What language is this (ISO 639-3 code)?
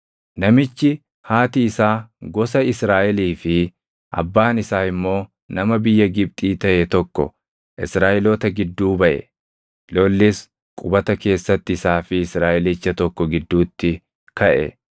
orm